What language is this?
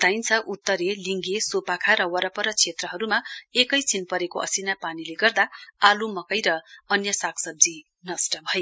Nepali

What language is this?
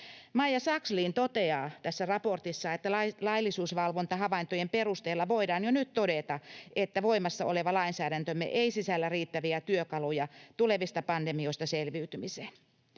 Finnish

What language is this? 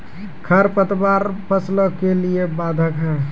Maithili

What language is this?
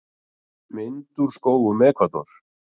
Icelandic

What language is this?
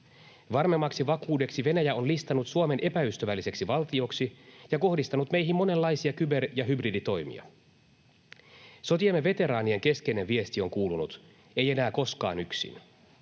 Finnish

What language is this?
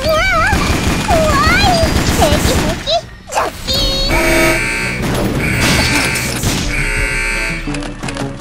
Japanese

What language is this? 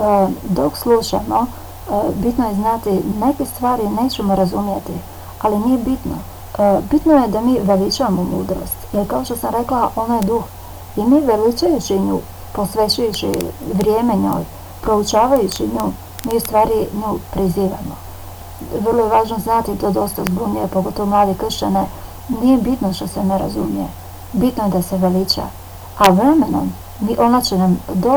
Croatian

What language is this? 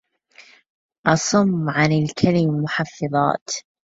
Arabic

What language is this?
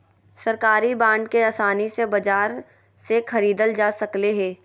Magahi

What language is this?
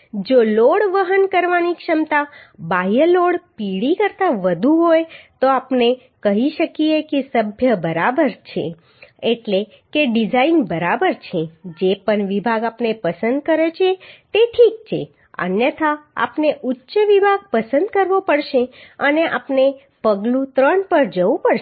Gujarati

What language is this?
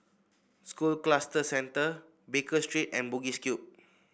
English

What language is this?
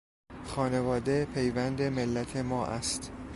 Persian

